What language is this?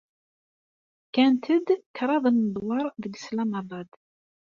Kabyle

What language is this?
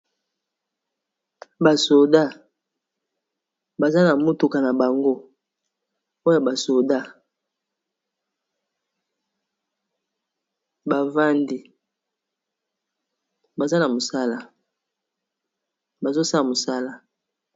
Lingala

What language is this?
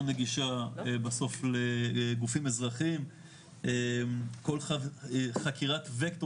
Hebrew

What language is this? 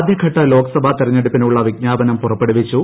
Malayalam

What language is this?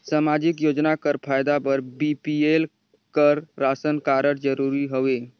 Chhattisgarhi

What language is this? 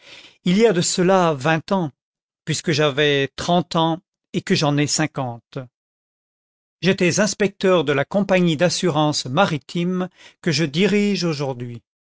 French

